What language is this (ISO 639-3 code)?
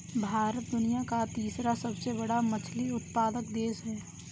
hin